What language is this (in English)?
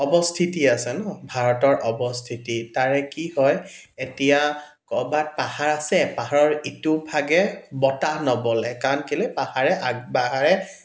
Assamese